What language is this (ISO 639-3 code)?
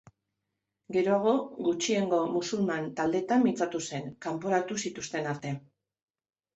eus